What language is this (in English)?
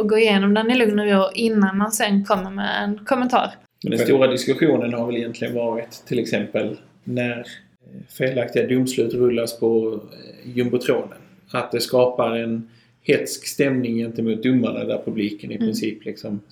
Swedish